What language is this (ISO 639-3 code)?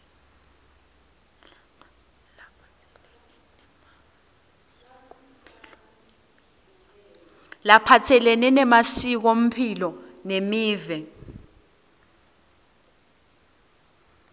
ssw